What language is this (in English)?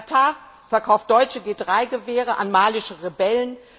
German